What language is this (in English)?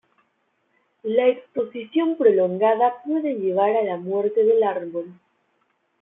Spanish